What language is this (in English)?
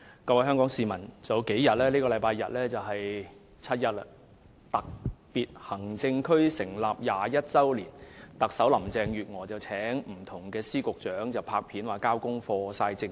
Cantonese